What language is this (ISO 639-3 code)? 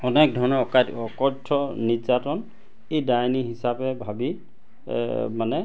asm